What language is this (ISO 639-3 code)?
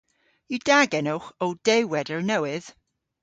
cor